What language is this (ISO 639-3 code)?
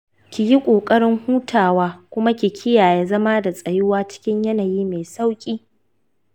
hau